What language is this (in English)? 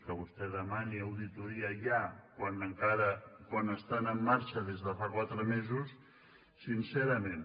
Catalan